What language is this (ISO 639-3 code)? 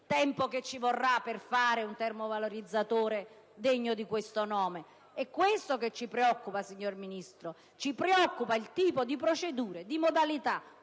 ita